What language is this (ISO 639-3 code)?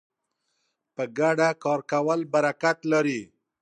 pus